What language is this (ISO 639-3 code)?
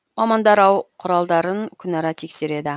kaz